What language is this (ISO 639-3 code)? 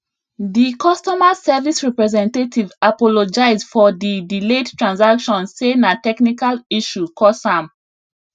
pcm